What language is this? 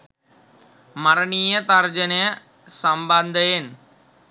Sinhala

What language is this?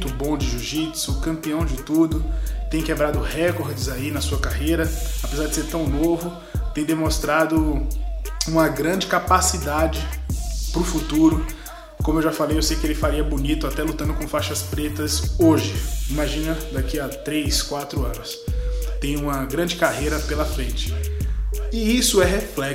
Portuguese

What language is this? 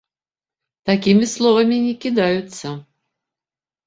Belarusian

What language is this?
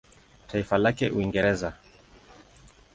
Swahili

